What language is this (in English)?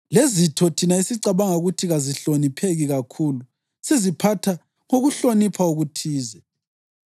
North Ndebele